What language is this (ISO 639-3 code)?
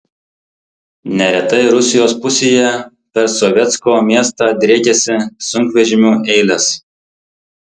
lit